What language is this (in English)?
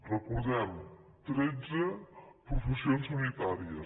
Catalan